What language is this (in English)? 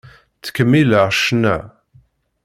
Kabyle